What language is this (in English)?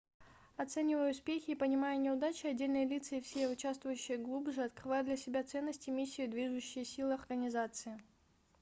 Russian